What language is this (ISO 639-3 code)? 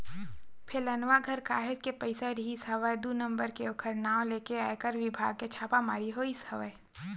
hne